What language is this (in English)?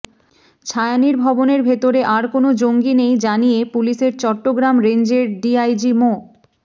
Bangla